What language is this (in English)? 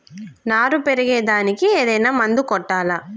Telugu